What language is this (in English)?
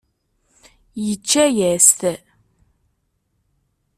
Kabyle